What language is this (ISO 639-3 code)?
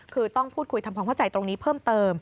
tha